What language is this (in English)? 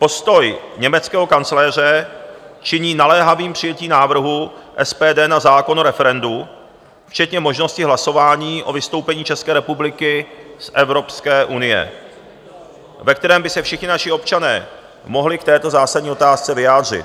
Czech